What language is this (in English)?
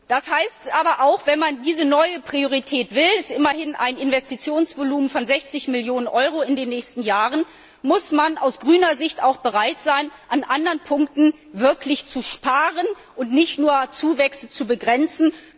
German